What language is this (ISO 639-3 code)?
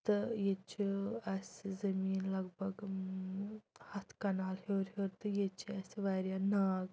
kas